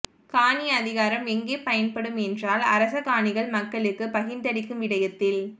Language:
Tamil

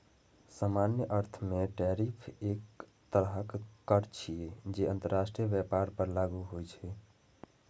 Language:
Maithili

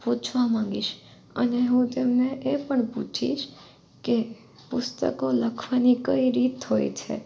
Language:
Gujarati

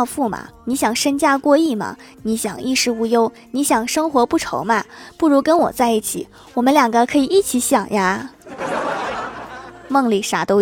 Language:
Chinese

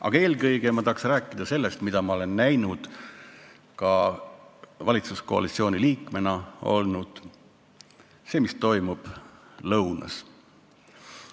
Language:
Estonian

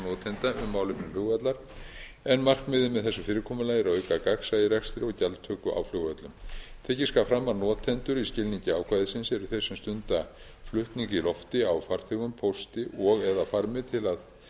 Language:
Icelandic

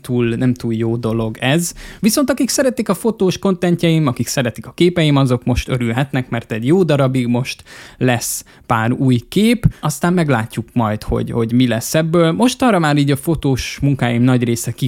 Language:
Hungarian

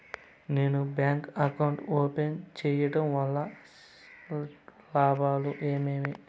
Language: Telugu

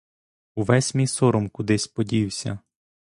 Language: Ukrainian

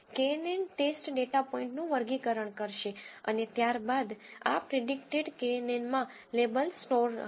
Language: Gujarati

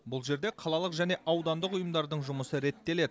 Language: Kazakh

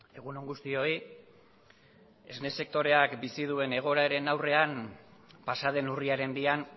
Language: Basque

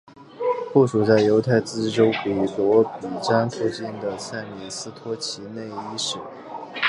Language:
Chinese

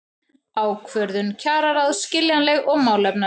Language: Icelandic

